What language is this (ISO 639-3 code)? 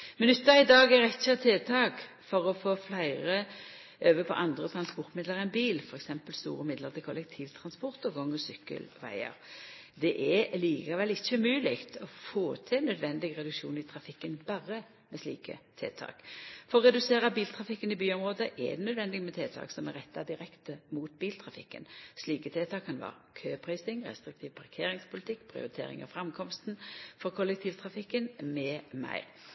nno